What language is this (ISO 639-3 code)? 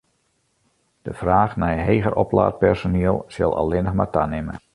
fry